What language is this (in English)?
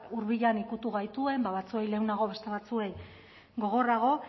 Basque